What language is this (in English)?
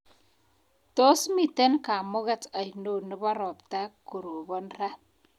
Kalenjin